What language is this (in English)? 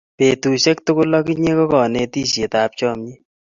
Kalenjin